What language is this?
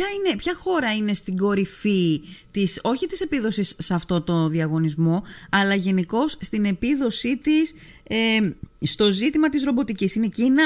Greek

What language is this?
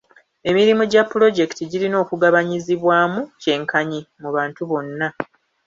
Ganda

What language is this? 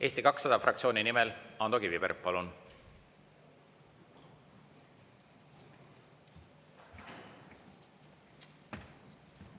Estonian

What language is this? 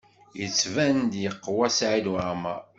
Kabyle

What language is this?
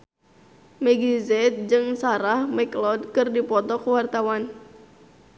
Sundanese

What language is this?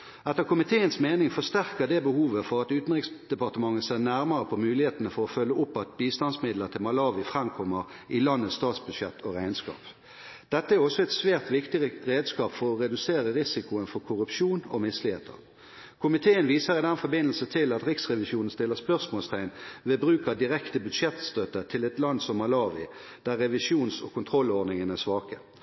Norwegian Bokmål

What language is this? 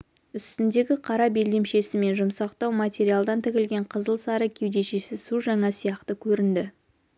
Kazakh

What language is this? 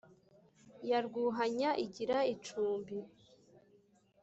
Kinyarwanda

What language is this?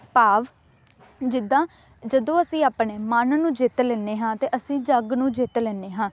Punjabi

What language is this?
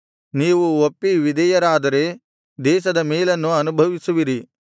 Kannada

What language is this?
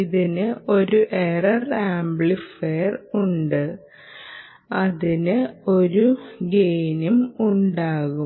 Malayalam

